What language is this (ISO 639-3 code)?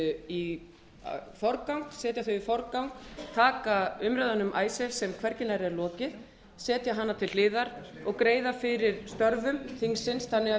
isl